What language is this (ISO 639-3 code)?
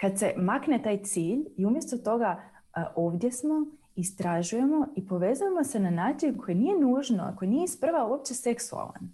hrv